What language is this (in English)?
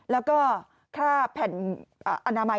Thai